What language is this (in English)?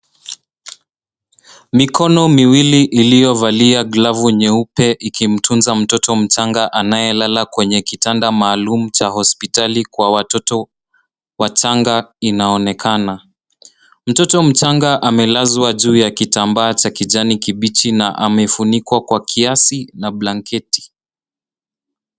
Swahili